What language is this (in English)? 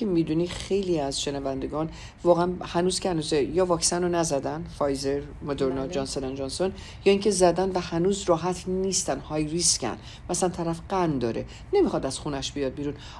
Persian